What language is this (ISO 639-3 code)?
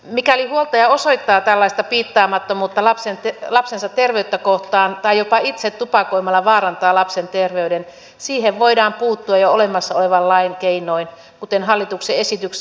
fin